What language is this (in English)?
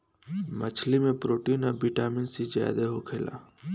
Bhojpuri